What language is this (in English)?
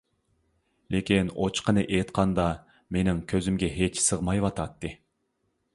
Uyghur